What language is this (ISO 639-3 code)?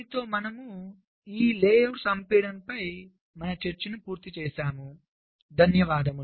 tel